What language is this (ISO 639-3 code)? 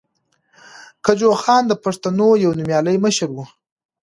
pus